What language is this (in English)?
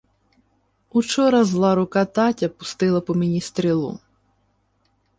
Ukrainian